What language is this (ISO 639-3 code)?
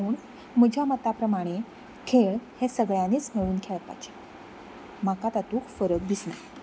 kok